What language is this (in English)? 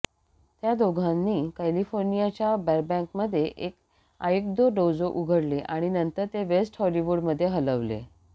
Marathi